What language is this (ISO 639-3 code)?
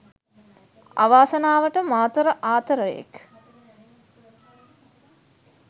sin